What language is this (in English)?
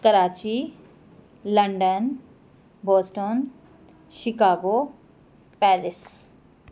Sindhi